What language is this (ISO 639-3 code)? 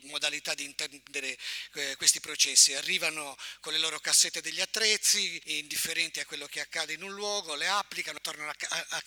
ita